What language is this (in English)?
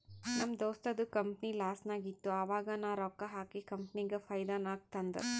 Kannada